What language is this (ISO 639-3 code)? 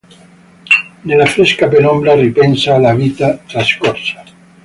ita